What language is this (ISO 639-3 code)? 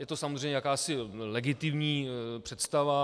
ces